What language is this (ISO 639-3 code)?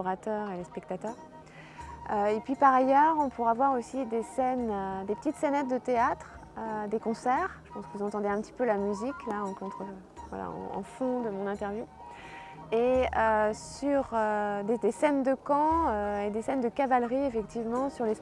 fra